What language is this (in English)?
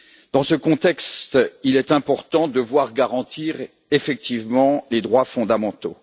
French